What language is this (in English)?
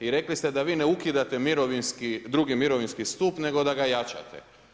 Croatian